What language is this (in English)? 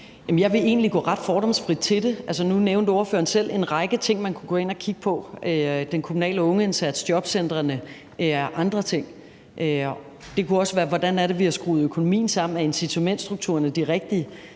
Danish